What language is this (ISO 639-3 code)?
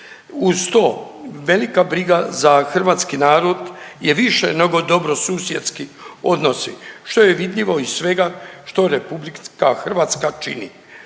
hrv